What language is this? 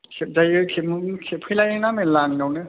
Bodo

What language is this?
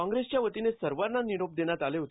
Marathi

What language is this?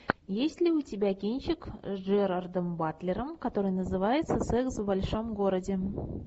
Russian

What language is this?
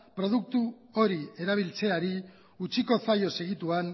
Basque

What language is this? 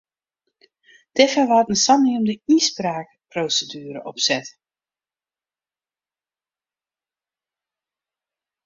Western Frisian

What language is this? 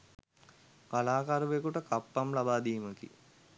Sinhala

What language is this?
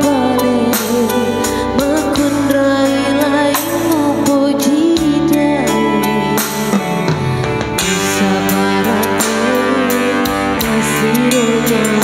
Indonesian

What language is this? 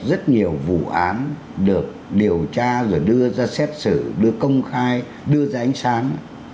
Vietnamese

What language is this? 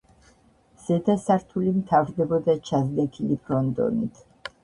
Georgian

